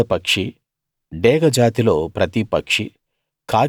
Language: Telugu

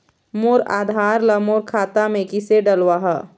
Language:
Chhattisgarhi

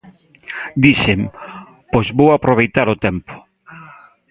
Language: Galician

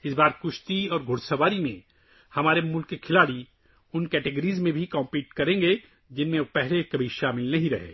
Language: Urdu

